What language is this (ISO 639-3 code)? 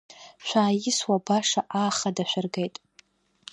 abk